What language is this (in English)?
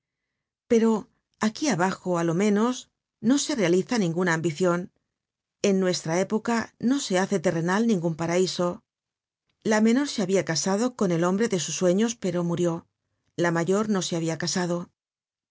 Spanish